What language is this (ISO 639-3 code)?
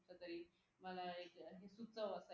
mar